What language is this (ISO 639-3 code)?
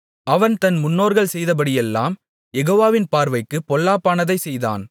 tam